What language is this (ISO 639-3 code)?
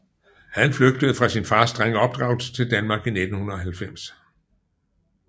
dan